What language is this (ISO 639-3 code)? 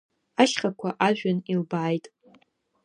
abk